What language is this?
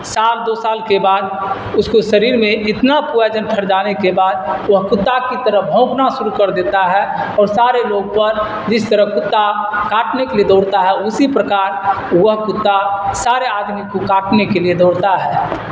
Urdu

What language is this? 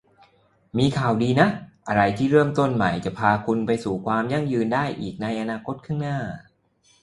Thai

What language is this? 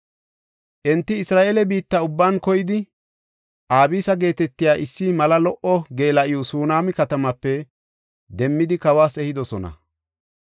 Gofa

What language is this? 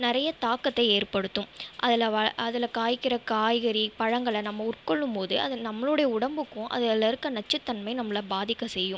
Tamil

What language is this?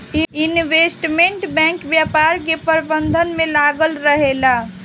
Bhojpuri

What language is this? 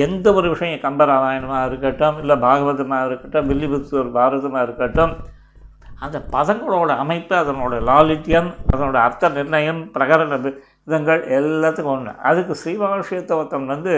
Tamil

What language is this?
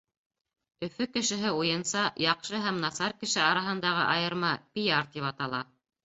Bashkir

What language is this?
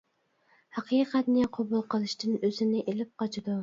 Uyghur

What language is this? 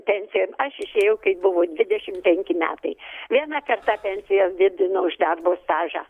Lithuanian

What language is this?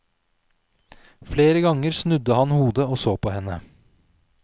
Norwegian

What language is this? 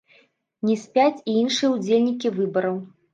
Belarusian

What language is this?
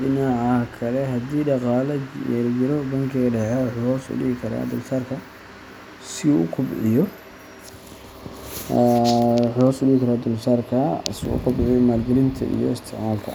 Somali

